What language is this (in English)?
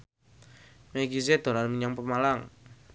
Javanese